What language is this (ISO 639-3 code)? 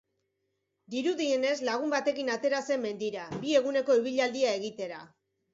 eus